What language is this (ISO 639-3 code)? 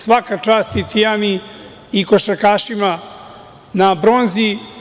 srp